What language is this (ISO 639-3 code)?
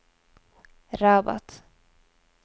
nor